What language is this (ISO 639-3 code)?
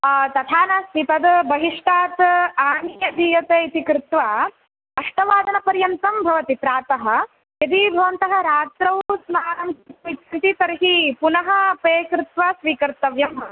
san